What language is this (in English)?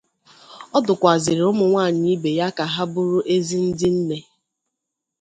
Igbo